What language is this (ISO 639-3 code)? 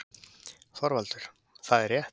isl